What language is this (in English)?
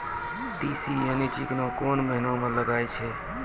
Maithili